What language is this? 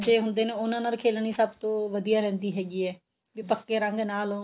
Punjabi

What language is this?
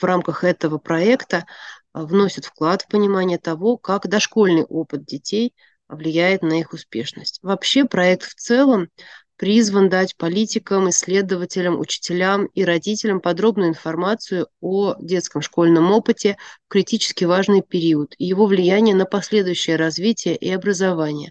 Russian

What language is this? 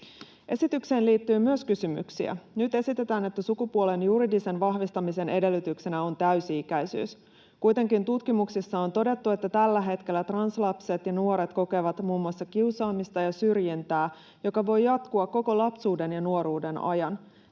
Finnish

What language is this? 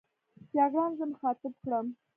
Pashto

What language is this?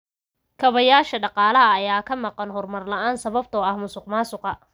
Somali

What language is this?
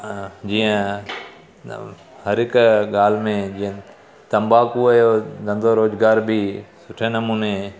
Sindhi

